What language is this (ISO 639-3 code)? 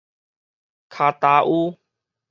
nan